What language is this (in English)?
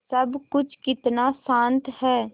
Hindi